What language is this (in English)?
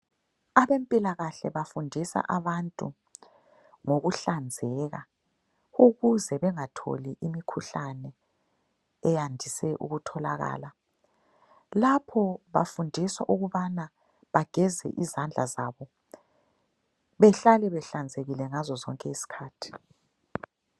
North Ndebele